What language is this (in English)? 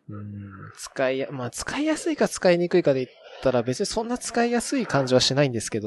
Japanese